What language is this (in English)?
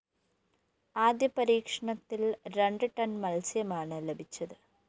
Malayalam